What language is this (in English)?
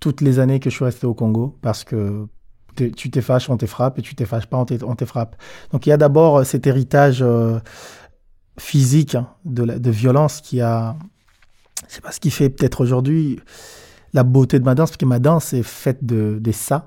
French